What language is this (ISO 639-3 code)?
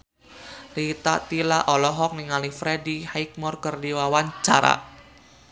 sun